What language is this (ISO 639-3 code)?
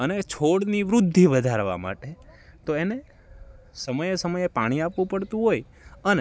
guj